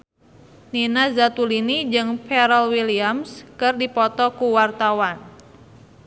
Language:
Sundanese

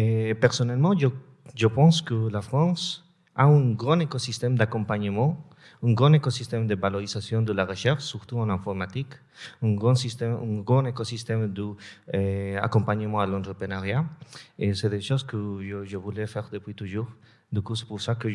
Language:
French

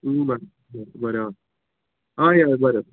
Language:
Konkani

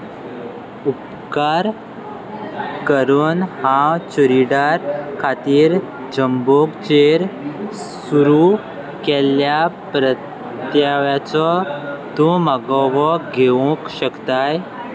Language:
Konkani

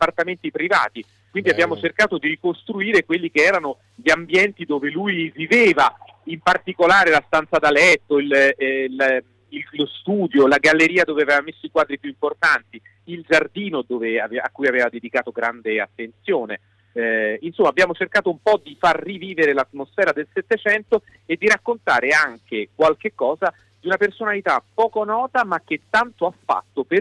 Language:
Italian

